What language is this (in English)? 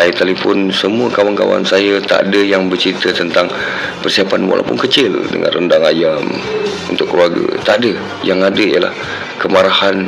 Malay